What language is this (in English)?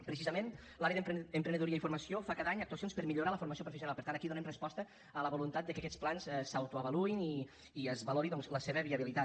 Catalan